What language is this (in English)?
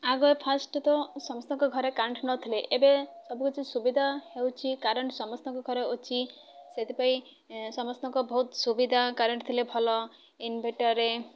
Odia